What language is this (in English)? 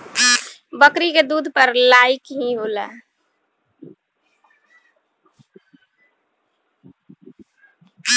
Bhojpuri